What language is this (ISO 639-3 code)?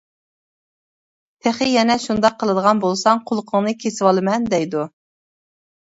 uig